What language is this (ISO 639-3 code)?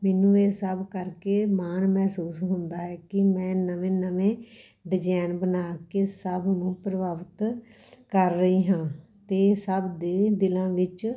pan